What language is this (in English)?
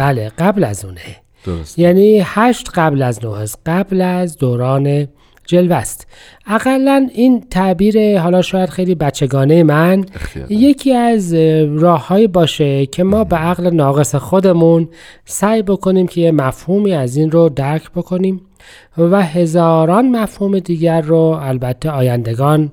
Persian